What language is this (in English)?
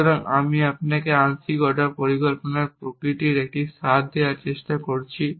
Bangla